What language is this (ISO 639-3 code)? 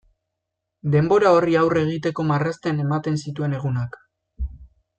eus